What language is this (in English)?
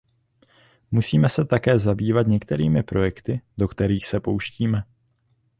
Czech